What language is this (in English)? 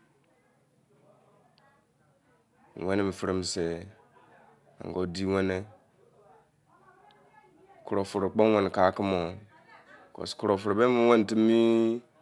Izon